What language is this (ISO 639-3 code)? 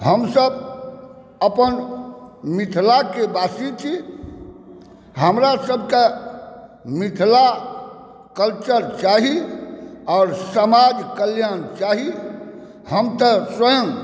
mai